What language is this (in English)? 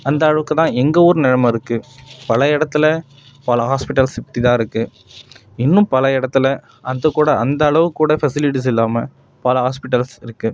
Tamil